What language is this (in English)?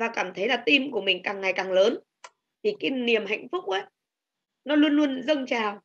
Vietnamese